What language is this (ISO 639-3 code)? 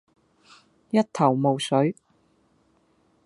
yue